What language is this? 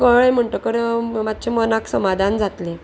Konkani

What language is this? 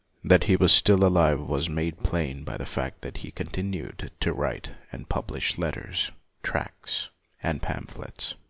English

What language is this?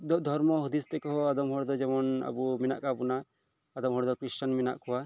Santali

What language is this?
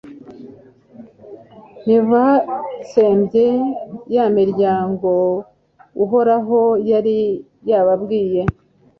Kinyarwanda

